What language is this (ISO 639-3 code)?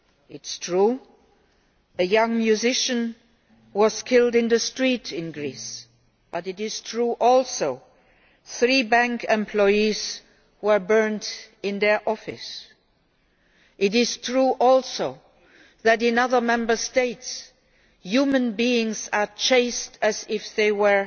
eng